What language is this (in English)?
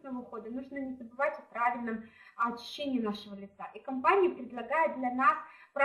Russian